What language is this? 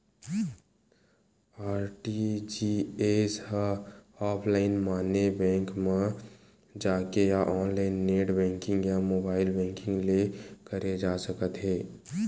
Chhattisgarhi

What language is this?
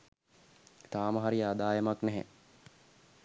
Sinhala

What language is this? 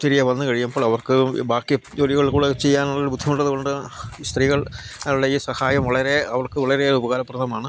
Malayalam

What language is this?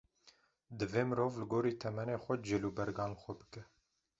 Kurdish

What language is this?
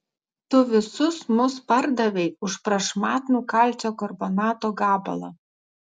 Lithuanian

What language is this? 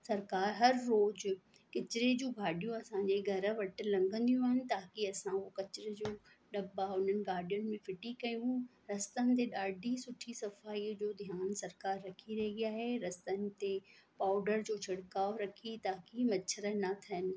Sindhi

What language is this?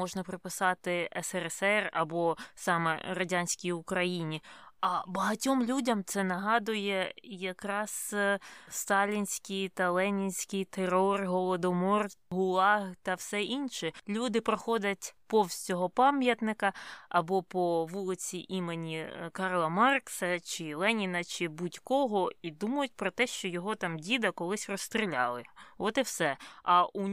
Ukrainian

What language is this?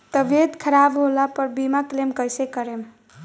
Bhojpuri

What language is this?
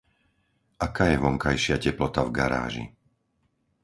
Slovak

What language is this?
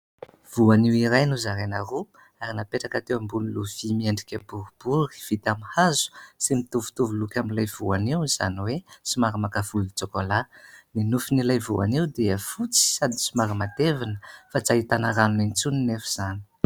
Malagasy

